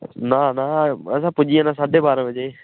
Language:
Dogri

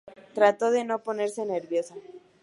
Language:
Spanish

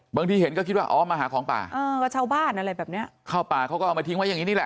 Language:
Thai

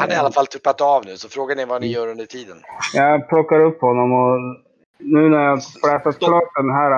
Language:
Swedish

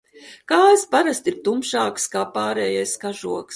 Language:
Latvian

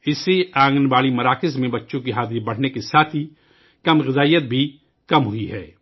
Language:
Urdu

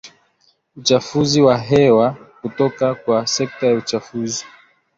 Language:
Swahili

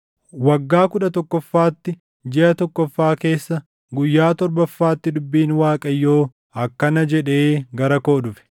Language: Oromo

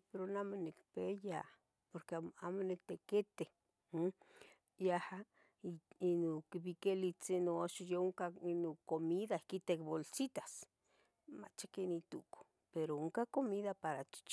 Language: Tetelcingo Nahuatl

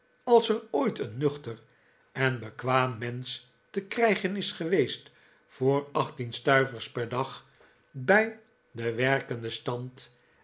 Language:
Dutch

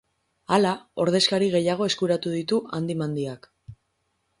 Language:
Basque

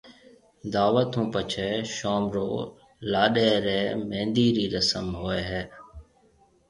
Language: Marwari (Pakistan)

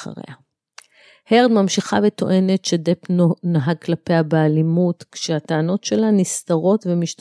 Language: Hebrew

